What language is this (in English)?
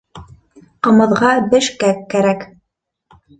Bashkir